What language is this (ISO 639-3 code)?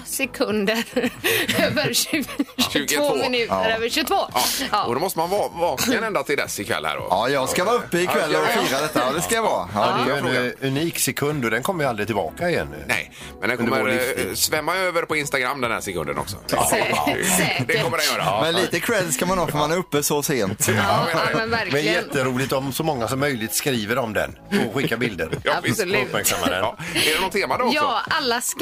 swe